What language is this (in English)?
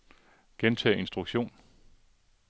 Danish